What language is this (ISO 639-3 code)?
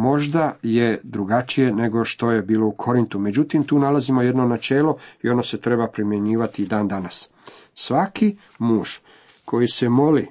hrv